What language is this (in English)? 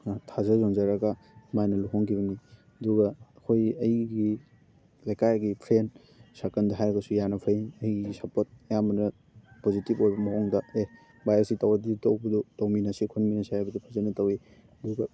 Manipuri